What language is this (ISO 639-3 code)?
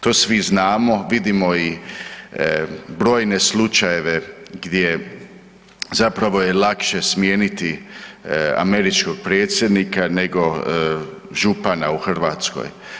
hrv